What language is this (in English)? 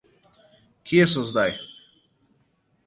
Slovenian